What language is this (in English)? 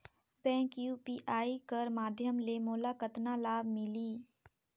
Chhattisgarhi